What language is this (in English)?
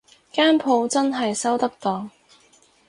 Cantonese